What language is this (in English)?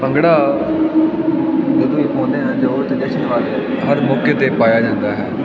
Punjabi